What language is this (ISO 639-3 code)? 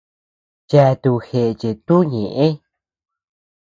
cux